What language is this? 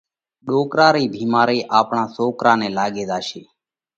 Parkari Koli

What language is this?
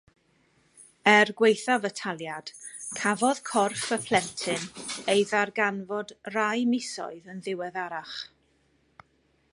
Welsh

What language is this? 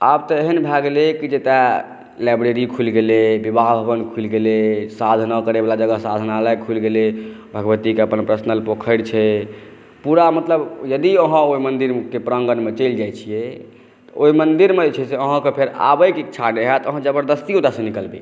Maithili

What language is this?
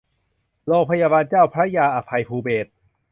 Thai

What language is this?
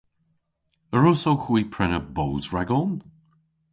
Cornish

